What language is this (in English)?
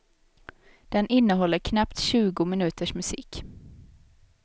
Swedish